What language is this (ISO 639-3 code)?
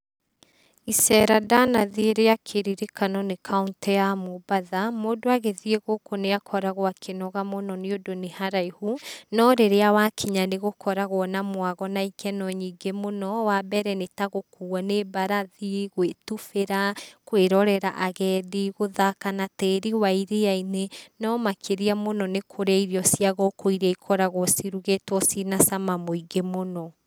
kik